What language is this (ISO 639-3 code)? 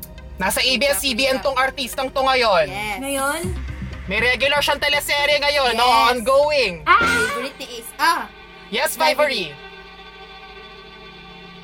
fil